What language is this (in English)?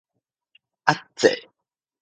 Min Nan Chinese